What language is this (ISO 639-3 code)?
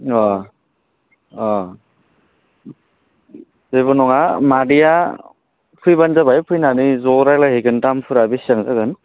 brx